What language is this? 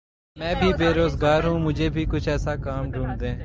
Urdu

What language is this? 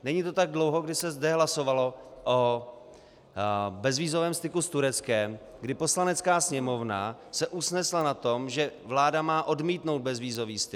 Czech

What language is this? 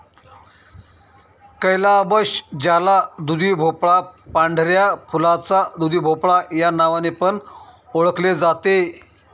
Marathi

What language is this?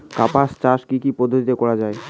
Bangla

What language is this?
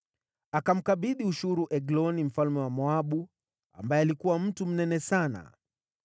Swahili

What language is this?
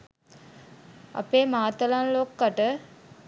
Sinhala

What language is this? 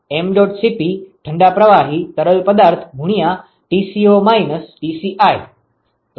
Gujarati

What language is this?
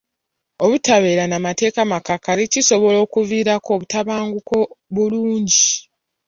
Ganda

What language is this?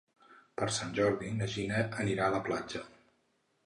Catalan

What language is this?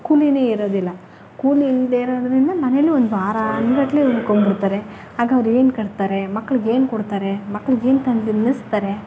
Kannada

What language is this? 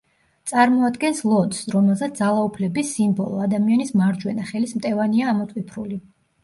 Georgian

